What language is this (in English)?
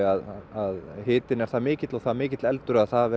Icelandic